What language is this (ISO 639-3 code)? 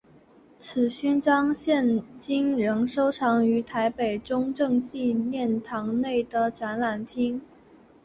zho